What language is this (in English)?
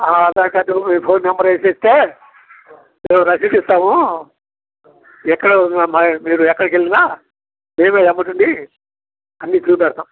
Telugu